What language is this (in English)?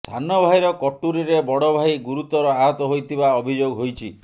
Odia